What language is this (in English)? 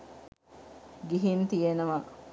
Sinhala